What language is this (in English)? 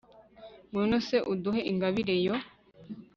Kinyarwanda